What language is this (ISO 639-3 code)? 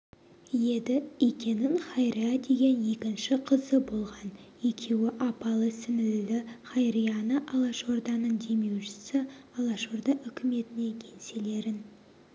kaz